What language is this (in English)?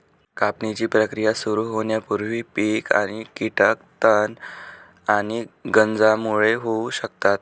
Marathi